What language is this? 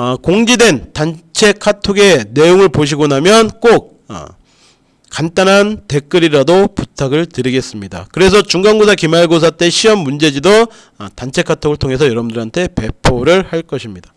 Korean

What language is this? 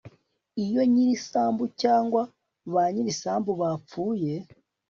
Kinyarwanda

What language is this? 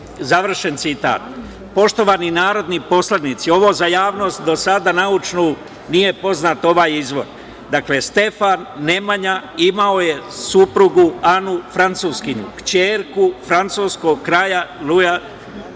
Serbian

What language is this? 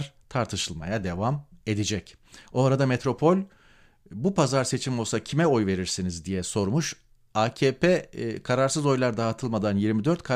Turkish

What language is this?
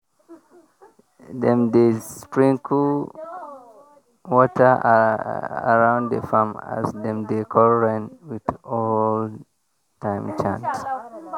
Nigerian Pidgin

